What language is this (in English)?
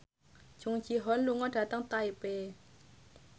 Javanese